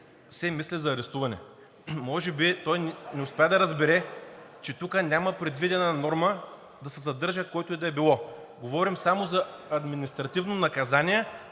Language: Bulgarian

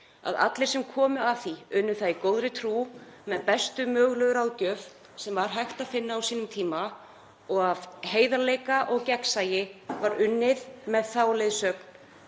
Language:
Icelandic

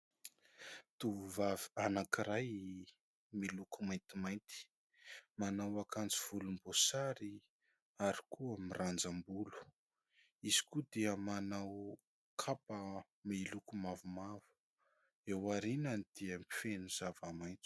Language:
Malagasy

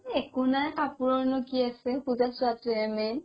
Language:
Assamese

